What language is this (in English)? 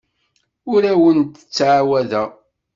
Kabyle